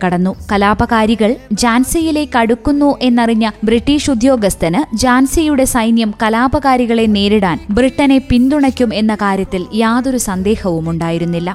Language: Malayalam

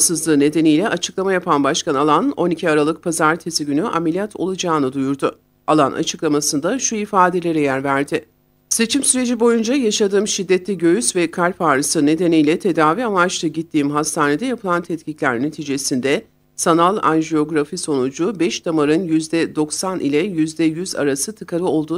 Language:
Turkish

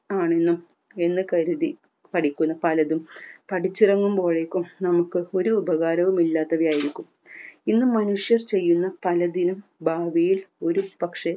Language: Malayalam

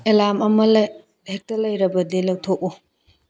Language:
Manipuri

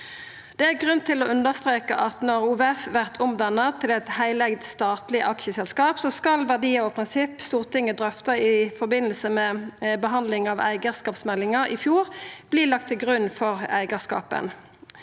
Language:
Norwegian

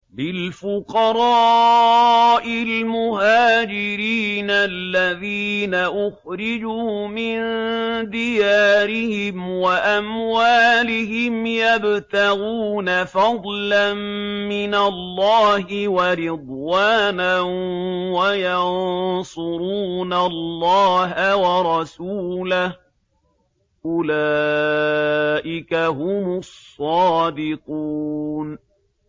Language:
Arabic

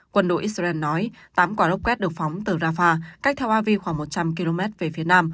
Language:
Vietnamese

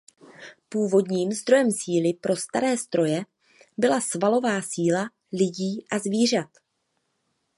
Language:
Czech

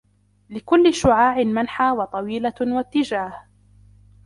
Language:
Arabic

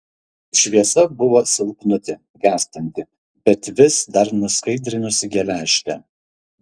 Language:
Lithuanian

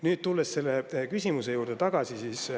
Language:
Estonian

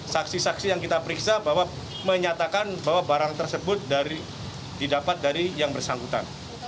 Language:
Indonesian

